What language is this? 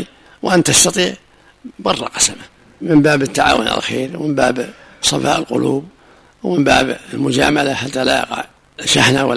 Arabic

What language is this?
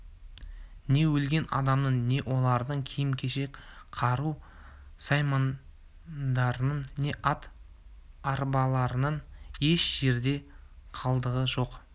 Kazakh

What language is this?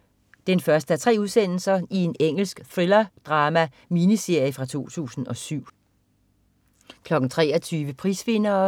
Danish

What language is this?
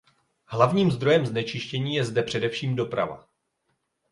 Czech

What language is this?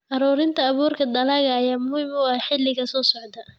Somali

